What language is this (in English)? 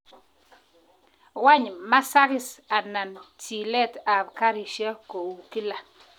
Kalenjin